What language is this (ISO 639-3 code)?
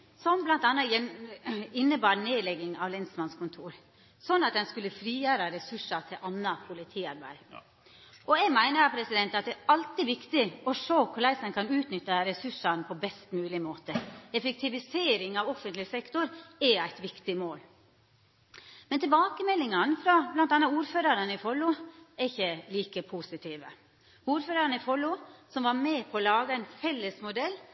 nno